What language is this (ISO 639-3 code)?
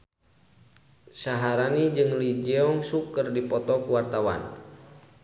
sun